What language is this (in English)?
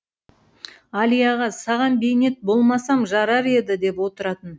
Kazakh